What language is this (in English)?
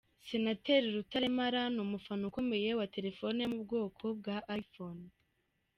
Kinyarwanda